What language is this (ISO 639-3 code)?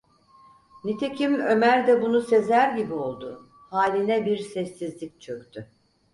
tur